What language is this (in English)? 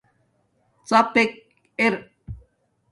Domaaki